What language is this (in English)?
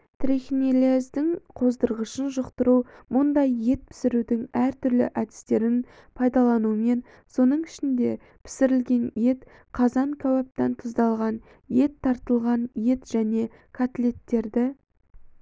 Kazakh